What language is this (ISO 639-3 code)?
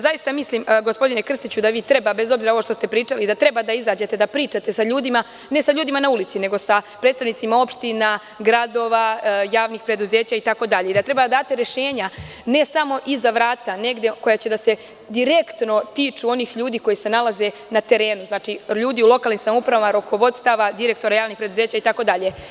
srp